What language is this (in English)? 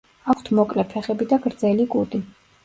Georgian